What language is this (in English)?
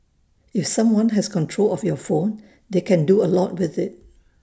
English